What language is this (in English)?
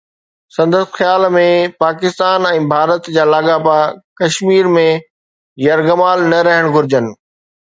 Sindhi